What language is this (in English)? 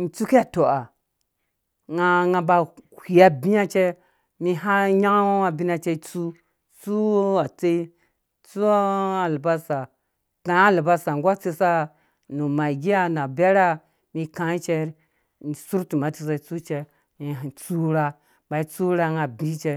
Dũya